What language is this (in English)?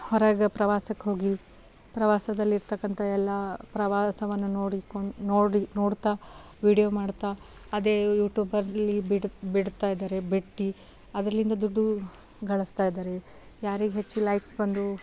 Kannada